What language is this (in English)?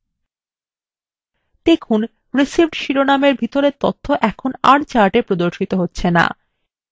Bangla